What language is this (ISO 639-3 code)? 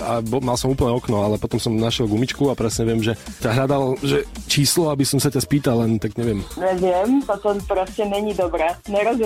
slk